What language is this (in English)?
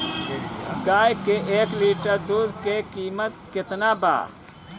Bhojpuri